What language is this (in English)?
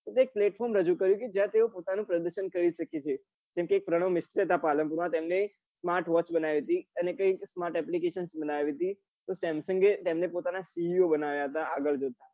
Gujarati